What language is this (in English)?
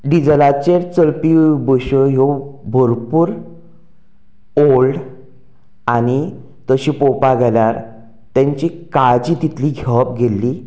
Konkani